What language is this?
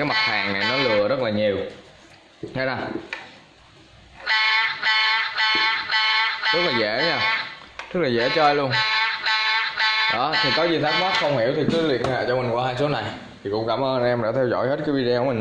Vietnamese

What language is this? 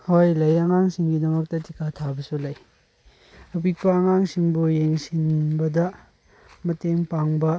Manipuri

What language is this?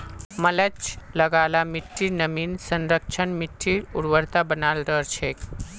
Magahi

